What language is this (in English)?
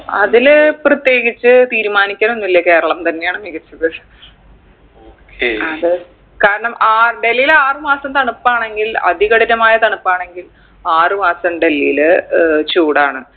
Malayalam